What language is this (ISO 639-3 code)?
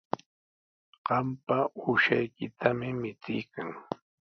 qws